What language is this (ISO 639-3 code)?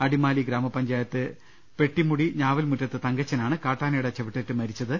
mal